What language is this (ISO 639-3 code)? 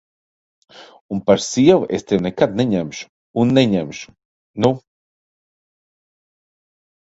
lav